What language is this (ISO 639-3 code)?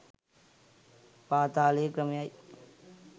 sin